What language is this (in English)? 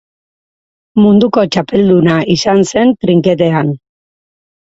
Basque